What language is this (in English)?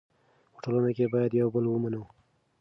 Pashto